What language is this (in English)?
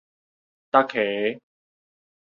Min Nan Chinese